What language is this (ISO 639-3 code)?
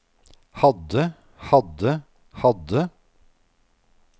nor